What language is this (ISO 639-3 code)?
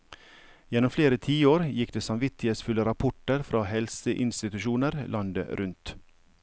nor